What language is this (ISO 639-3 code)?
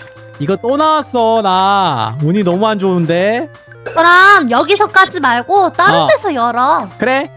kor